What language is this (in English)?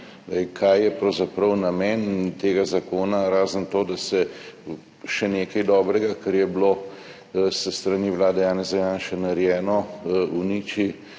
Slovenian